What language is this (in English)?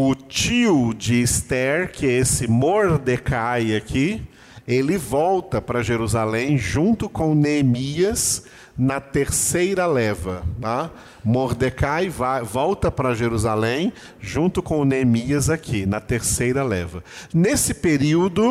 Portuguese